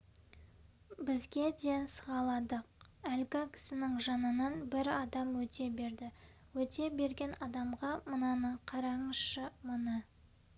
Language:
Kazakh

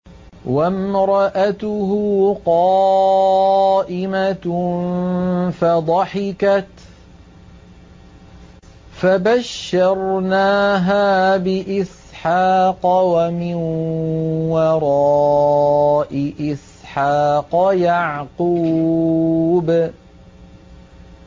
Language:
Arabic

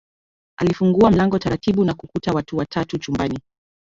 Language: Swahili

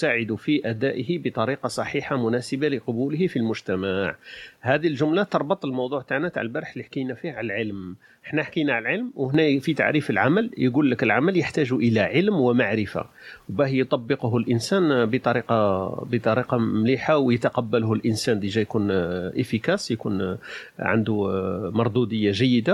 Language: Arabic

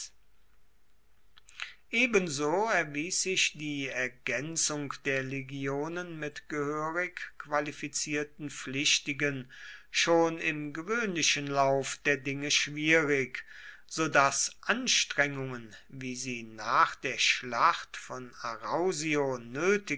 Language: German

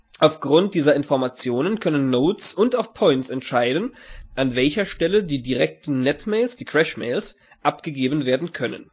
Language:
German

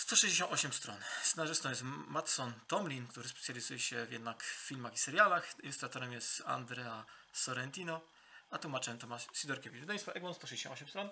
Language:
Polish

